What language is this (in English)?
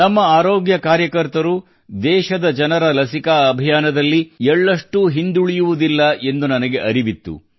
Kannada